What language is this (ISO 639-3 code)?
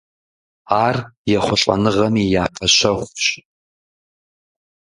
kbd